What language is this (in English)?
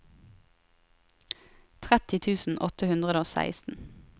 Norwegian